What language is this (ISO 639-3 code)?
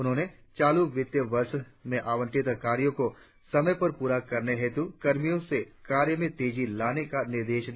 hin